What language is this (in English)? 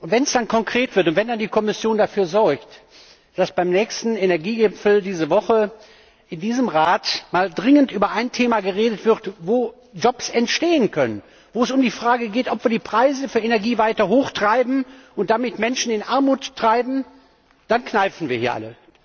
German